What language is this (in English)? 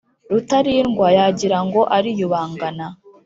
Kinyarwanda